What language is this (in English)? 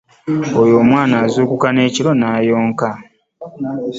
Ganda